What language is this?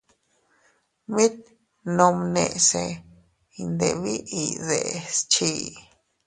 Teutila Cuicatec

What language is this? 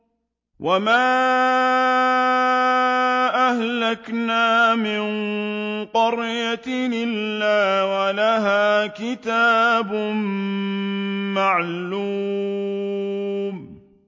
Arabic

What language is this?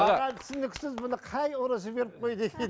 Kazakh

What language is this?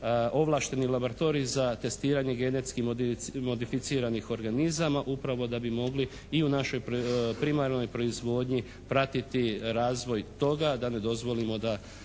Croatian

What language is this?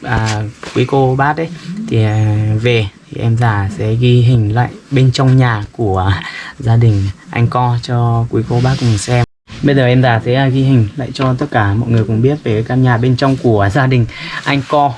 Vietnamese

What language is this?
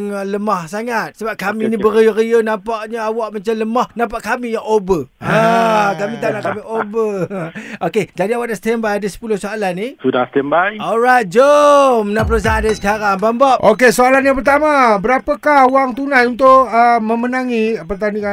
Malay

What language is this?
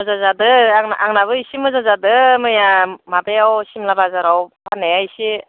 Bodo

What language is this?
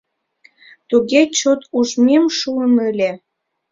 Mari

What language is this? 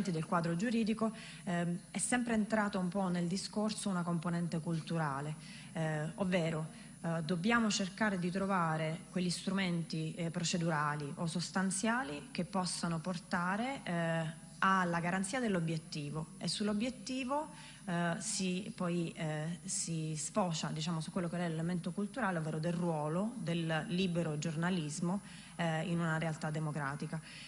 Italian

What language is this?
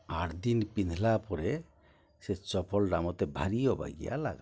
Odia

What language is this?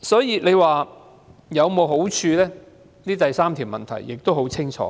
Cantonese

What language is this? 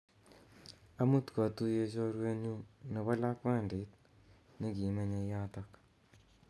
Kalenjin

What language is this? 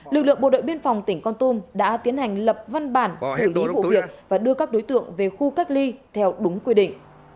Vietnamese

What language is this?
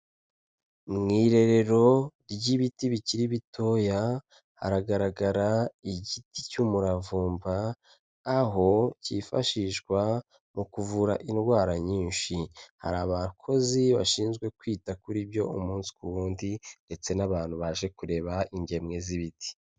Kinyarwanda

